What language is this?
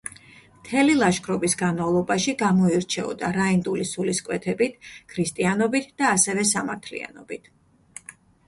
Georgian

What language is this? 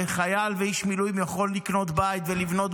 Hebrew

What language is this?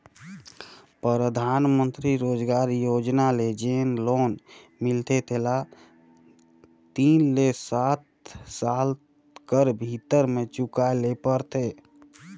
Chhattisgarhi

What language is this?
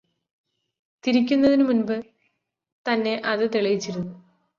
Malayalam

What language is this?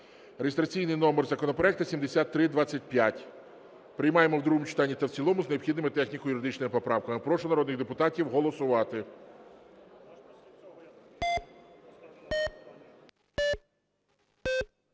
Ukrainian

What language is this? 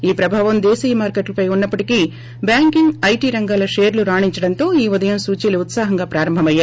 Telugu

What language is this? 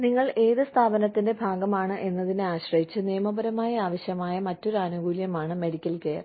Malayalam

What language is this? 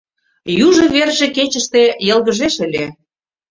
Mari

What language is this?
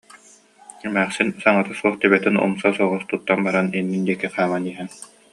Yakut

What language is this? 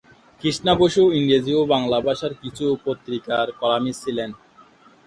Bangla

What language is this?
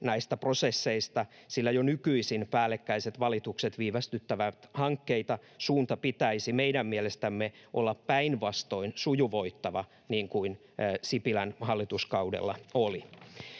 Finnish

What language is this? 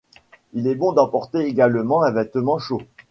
French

